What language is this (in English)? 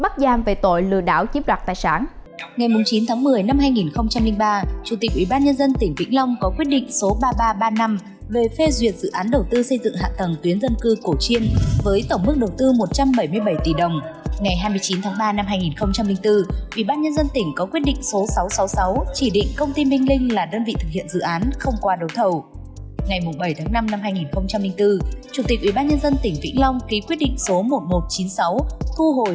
Vietnamese